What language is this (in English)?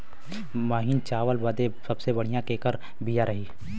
Bhojpuri